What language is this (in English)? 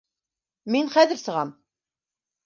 Bashkir